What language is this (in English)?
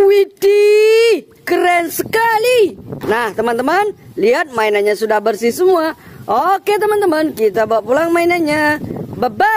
Indonesian